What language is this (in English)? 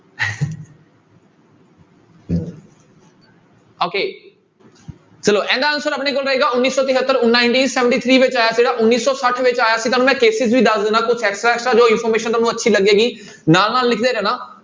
Punjabi